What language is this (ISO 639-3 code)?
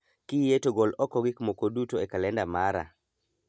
luo